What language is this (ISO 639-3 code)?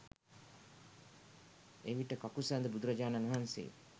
sin